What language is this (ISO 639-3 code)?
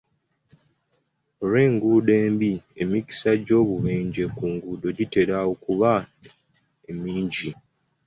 lug